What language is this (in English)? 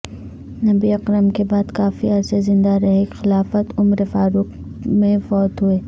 Urdu